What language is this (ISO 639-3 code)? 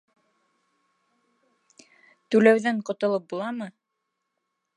bak